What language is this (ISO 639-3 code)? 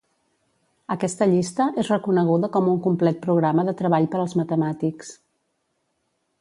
cat